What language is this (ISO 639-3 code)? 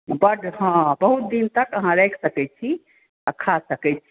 mai